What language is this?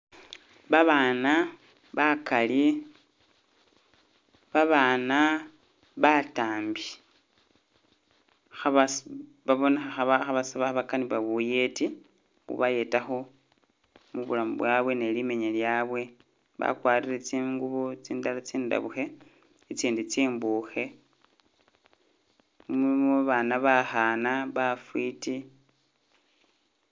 Masaaba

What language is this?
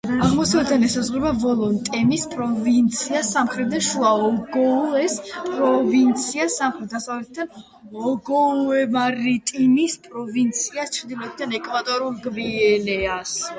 Georgian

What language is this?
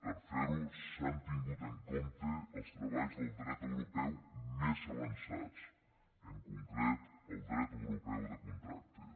Catalan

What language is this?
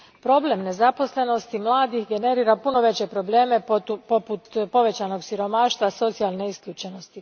Croatian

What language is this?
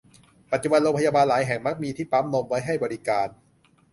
Thai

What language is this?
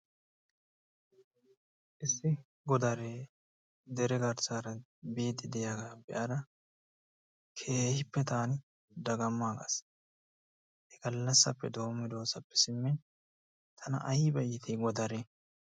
Wolaytta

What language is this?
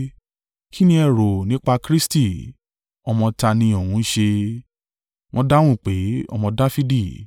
Yoruba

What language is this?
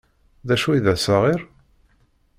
Kabyle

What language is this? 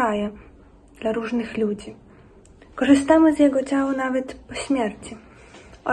Polish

